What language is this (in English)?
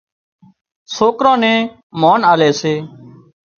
Wadiyara Koli